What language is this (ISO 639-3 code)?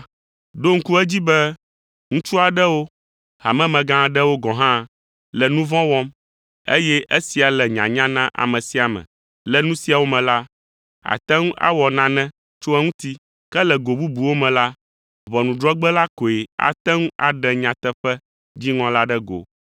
ewe